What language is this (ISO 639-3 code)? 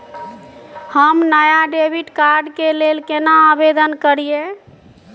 mai